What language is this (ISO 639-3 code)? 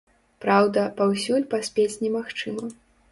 bel